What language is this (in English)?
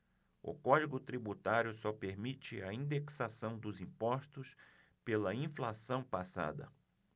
Portuguese